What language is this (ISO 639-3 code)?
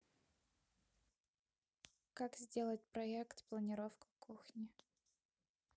rus